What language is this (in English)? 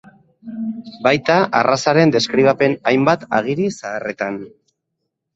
Basque